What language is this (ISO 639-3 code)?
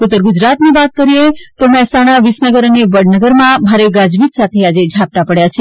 guj